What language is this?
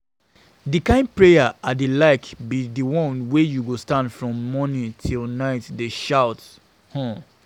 Nigerian Pidgin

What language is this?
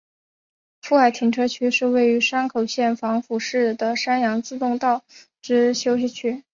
Chinese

